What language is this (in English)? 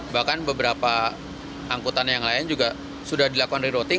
Indonesian